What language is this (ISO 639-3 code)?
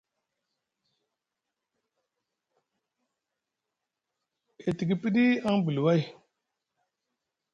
mug